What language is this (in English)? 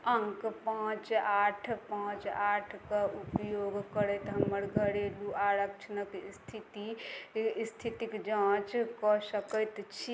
Maithili